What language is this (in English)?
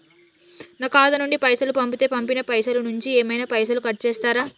Telugu